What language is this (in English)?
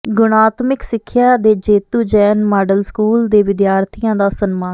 Punjabi